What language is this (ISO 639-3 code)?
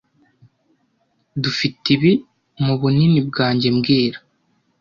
kin